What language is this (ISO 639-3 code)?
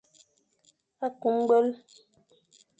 fan